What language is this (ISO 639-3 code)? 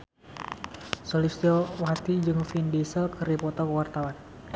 sun